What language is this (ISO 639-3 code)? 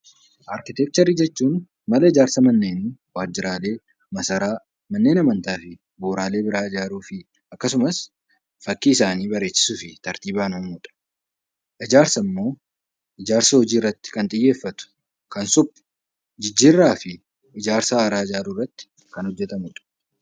orm